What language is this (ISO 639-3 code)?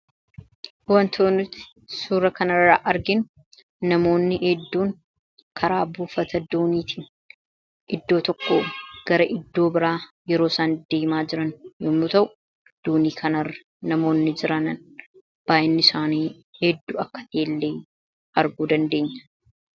orm